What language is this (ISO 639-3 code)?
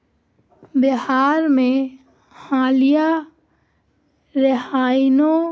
urd